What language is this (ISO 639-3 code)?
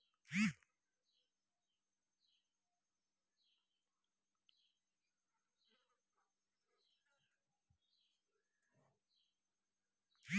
mai